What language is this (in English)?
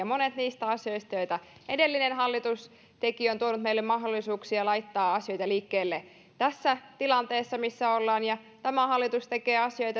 Finnish